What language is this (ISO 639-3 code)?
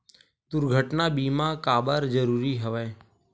hne